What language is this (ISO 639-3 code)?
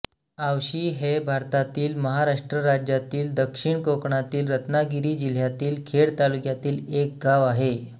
mar